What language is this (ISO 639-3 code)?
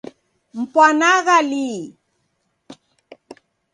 dav